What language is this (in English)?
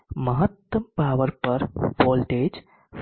Gujarati